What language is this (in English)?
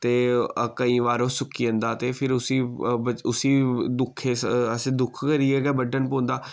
Dogri